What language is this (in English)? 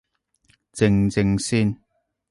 Cantonese